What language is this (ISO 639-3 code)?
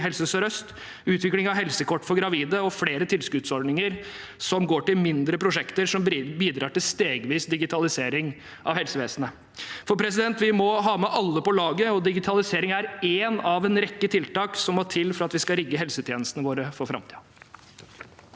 nor